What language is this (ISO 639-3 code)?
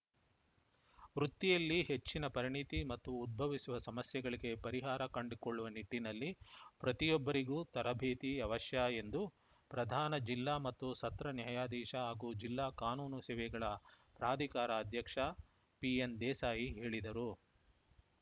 kan